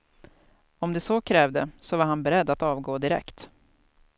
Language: Swedish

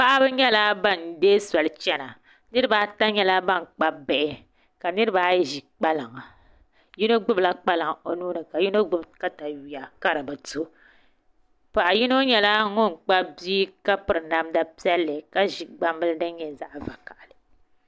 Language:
Dagbani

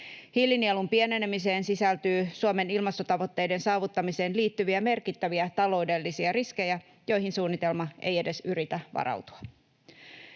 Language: Finnish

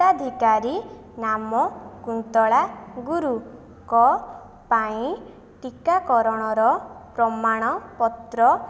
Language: Odia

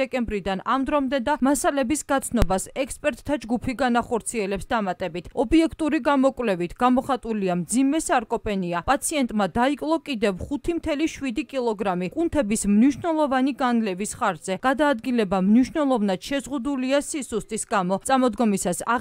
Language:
Romanian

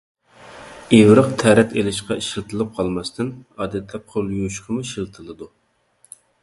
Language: Uyghur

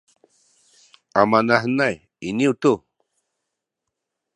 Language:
Sakizaya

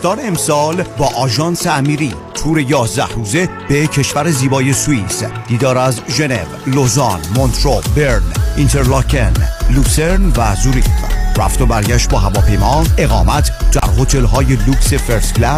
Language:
Persian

